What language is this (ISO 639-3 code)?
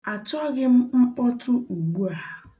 ibo